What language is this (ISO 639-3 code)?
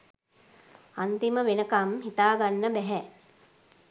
sin